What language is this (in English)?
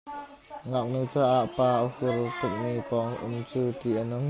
Hakha Chin